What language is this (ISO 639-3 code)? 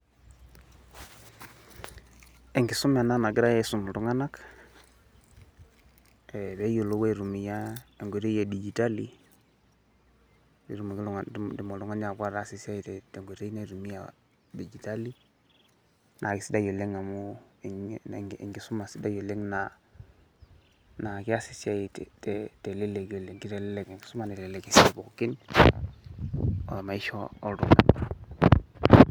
mas